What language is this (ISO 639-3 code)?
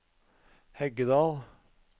nor